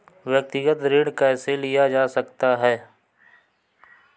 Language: Hindi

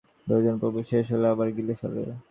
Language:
Bangla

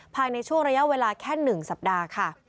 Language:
Thai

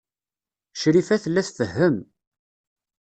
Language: Kabyle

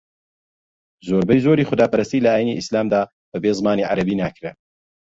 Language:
Central Kurdish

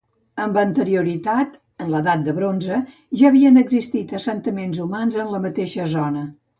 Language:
Catalan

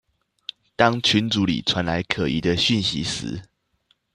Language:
Chinese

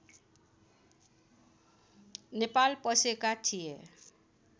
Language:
Nepali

